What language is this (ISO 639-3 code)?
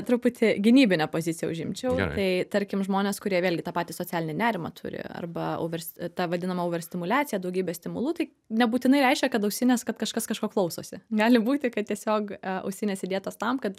lit